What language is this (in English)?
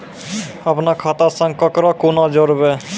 Maithili